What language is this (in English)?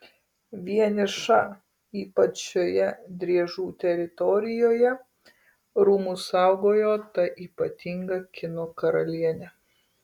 Lithuanian